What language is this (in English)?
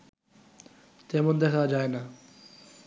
Bangla